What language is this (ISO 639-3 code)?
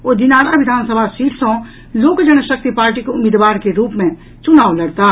mai